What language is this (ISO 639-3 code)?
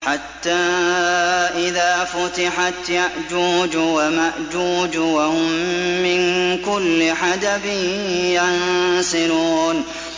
ara